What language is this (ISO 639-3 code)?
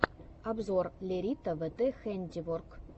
rus